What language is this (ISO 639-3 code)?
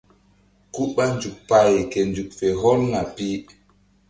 mdd